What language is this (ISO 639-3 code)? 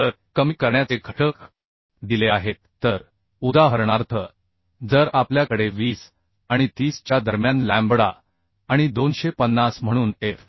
mar